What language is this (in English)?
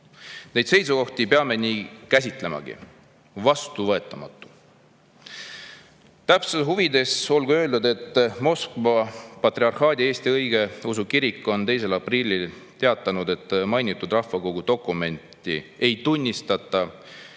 Estonian